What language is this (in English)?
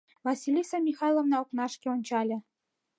Mari